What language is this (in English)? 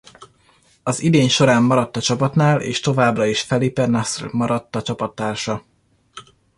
Hungarian